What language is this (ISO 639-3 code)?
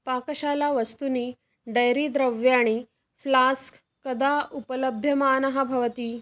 san